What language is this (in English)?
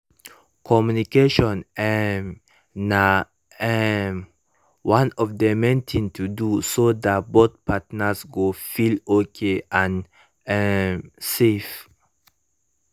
Nigerian Pidgin